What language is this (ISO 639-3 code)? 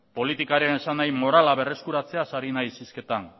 eus